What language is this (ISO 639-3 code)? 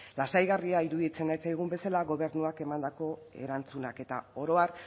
eus